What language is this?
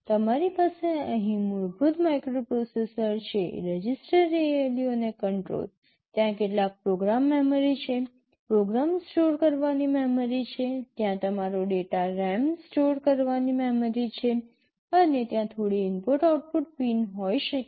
Gujarati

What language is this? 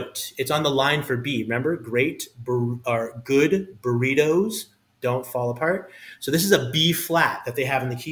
English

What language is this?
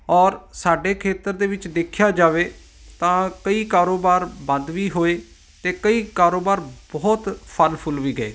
Punjabi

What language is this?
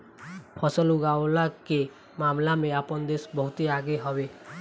Bhojpuri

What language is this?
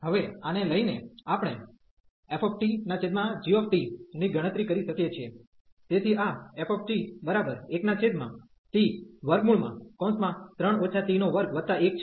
Gujarati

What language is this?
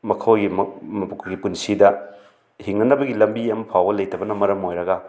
Manipuri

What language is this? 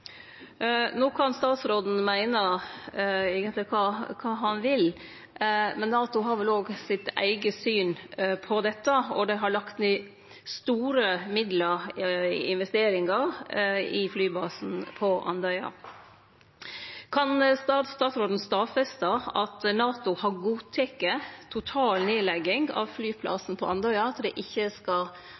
Norwegian Nynorsk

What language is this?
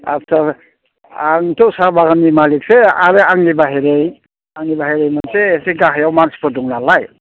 Bodo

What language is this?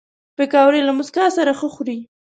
Pashto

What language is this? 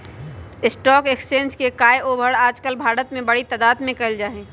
Magahi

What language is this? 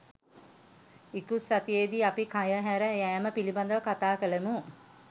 Sinhala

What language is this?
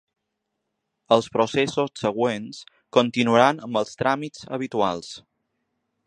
Catalan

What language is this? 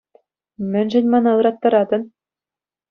Chuvash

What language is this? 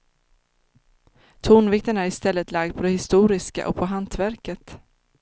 Swedish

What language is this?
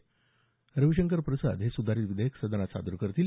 Marathi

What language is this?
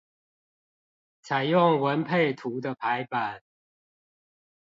Chinese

